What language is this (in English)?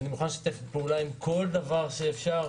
Hebrew